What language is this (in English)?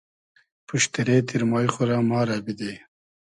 Hazaragi